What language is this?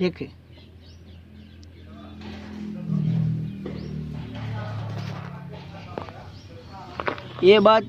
Hindi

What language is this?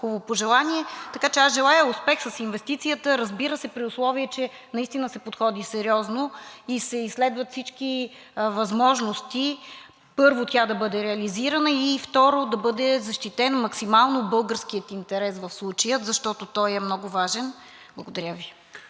Bulgarian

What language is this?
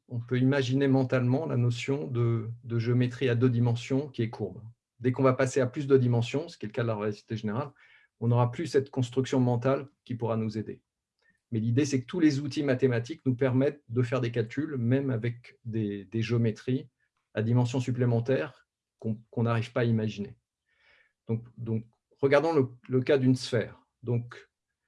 French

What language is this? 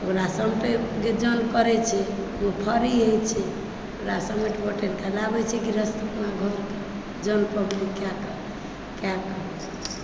Maithili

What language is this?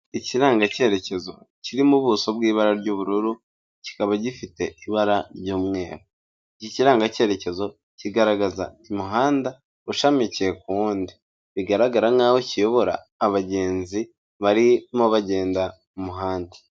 Kinyarwanda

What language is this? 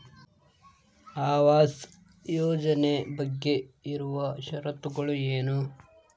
Kannada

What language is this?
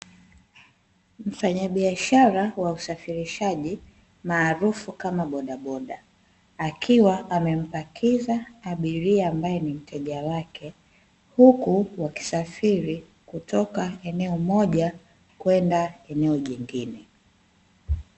Swahili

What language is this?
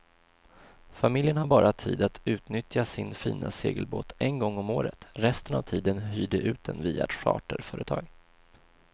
Swedish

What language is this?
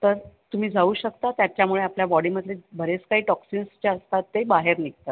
Marathi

